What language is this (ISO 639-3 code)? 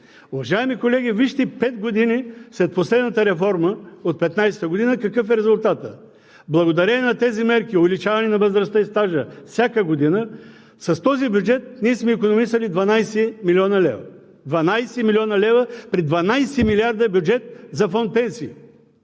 bul